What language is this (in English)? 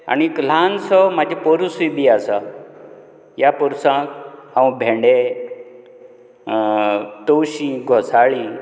Konkani